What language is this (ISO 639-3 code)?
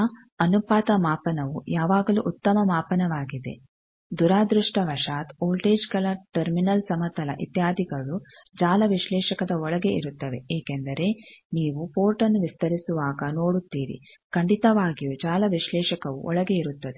kan